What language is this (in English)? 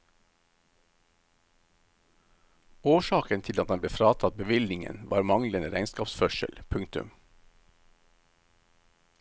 Norwegian